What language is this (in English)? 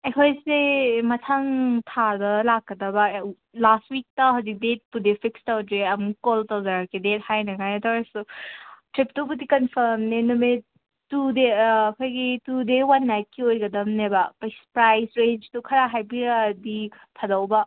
Manipuri